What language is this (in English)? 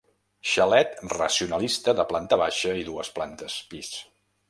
Catalan